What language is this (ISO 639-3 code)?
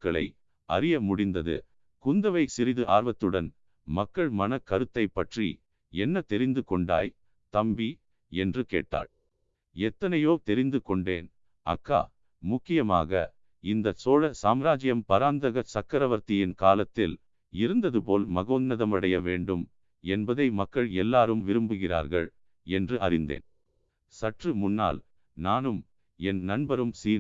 tam